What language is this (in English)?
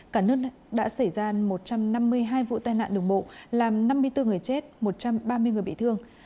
Vietnamese